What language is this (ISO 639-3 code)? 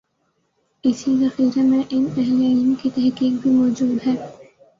urd